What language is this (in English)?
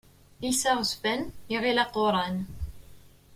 Kabyle